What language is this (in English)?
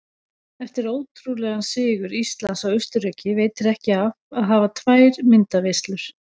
Icelandic